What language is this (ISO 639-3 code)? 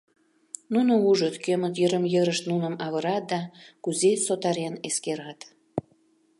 chm